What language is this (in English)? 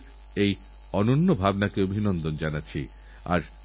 Bangla